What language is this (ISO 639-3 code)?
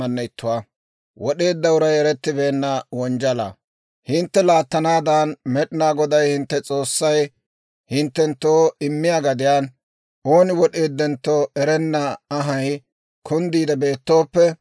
dwr